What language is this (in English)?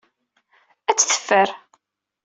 Kabyle